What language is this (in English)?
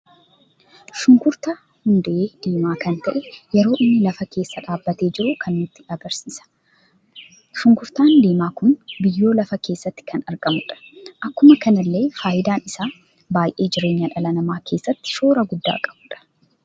Oromo